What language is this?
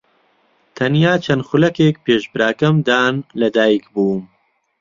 Central Kurdish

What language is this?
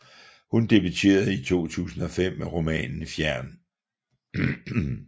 Danish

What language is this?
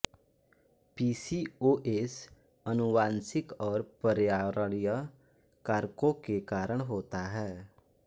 Hindi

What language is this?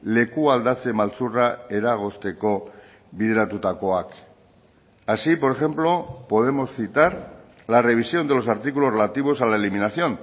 Spanish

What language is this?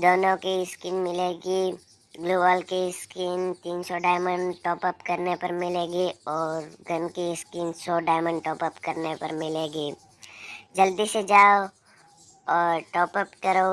Hindi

